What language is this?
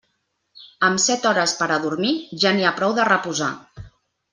Catalan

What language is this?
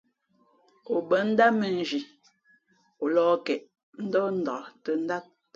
Fe'fe'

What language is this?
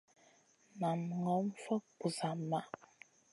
Masana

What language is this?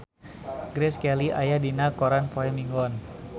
Sundanese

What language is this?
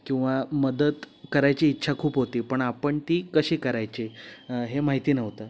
Marathi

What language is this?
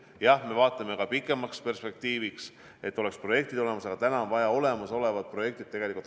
Estonian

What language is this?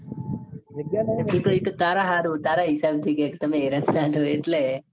Gujarati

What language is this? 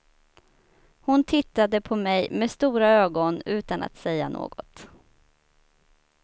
Swedish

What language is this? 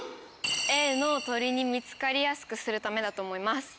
Japanese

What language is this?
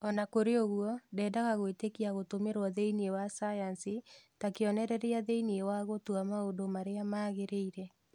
Kikuyu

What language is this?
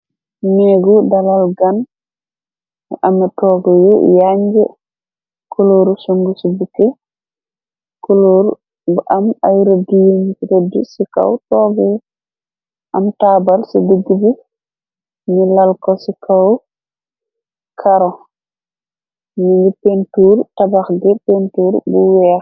Wolof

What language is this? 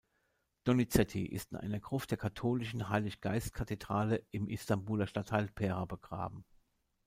German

